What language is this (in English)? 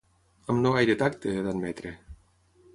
Catalan